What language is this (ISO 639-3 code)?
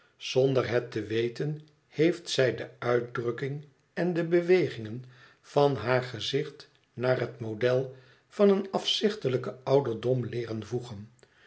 nld